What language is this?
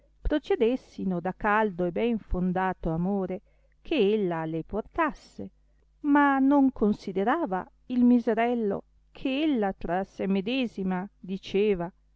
Italian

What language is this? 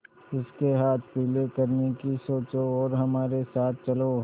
Hindi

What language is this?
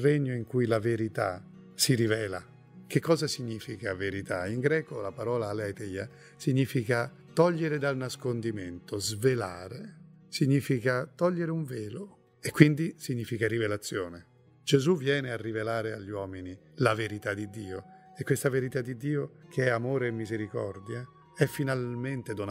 Italian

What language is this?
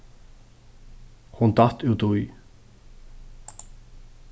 Faroese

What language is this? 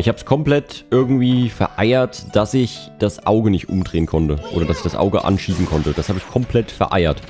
German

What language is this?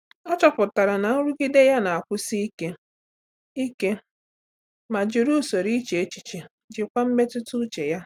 Igbo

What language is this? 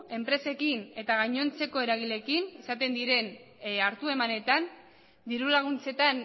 Basque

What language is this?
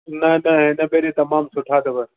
Sindhi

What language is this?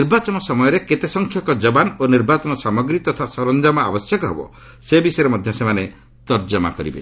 Odia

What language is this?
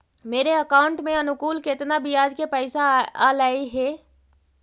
Magahi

